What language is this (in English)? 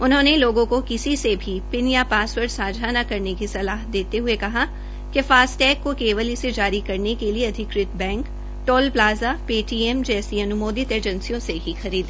Hindi